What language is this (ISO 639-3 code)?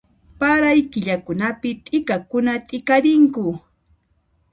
qxp